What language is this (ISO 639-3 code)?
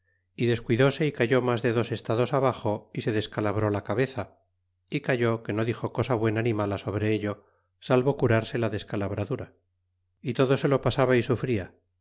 spa